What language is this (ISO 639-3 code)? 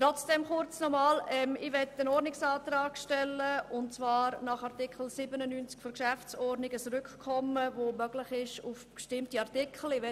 gsw